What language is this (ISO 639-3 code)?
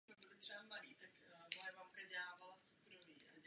ces